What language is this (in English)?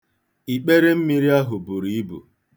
Igbo